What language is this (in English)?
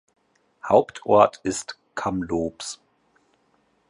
German